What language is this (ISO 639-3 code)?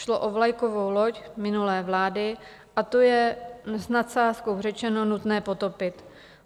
ces